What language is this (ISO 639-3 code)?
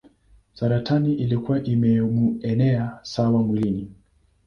swa